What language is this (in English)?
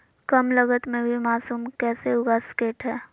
Magahi